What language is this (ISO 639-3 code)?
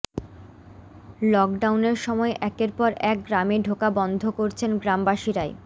ben